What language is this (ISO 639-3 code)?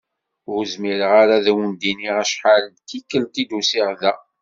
kab